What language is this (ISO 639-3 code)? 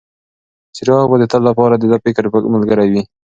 pus